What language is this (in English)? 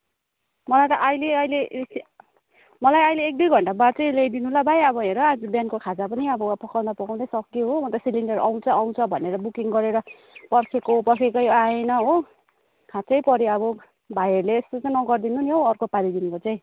Nepali